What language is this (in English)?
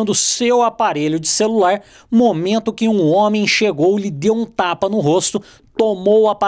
Portuguese